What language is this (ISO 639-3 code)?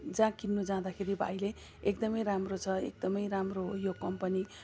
nep